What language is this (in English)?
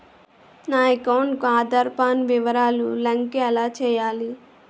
Telugu